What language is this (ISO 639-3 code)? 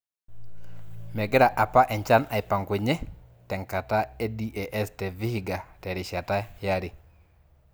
mas